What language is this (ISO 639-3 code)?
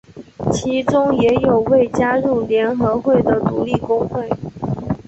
zho